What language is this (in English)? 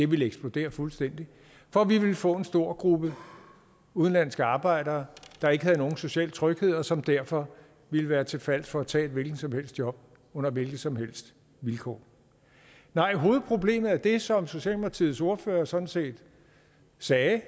Danish